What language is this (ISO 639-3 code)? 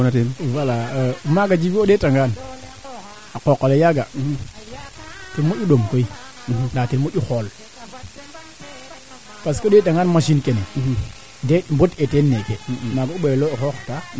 srr